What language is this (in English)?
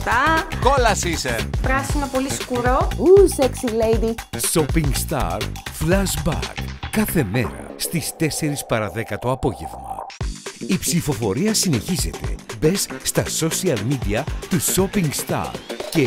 Greek